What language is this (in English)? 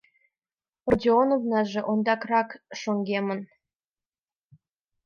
Mari